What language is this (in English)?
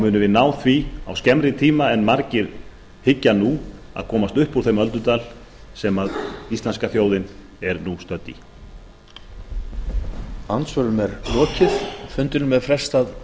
Icelandic